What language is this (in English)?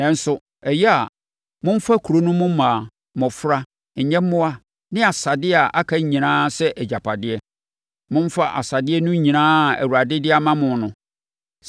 Akan